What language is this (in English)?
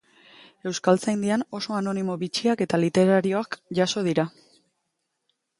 Basque